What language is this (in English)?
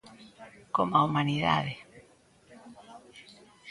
Galician